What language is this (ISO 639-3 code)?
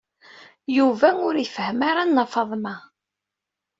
kab